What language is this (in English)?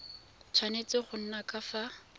Tswana